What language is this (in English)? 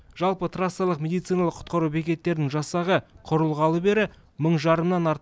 Kazakh